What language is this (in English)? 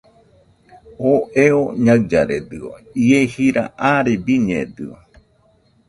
Nüpode Huitoto